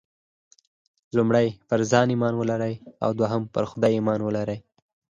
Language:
Pashto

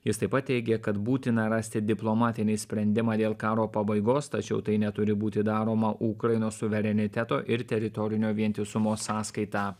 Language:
Lithuanian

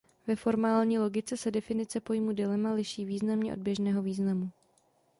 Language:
Czech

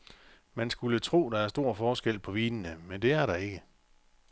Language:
Danish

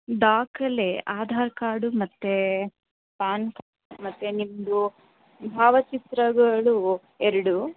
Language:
Kannada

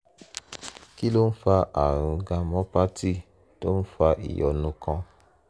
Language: Yoruba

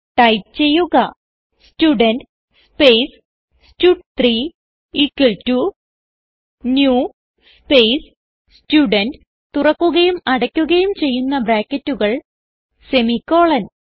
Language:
Malayalam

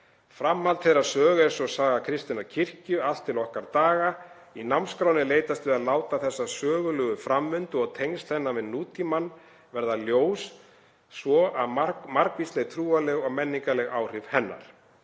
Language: Icelandic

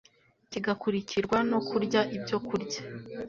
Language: Kinyarwanda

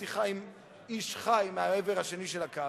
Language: Hebrew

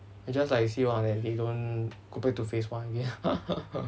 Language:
English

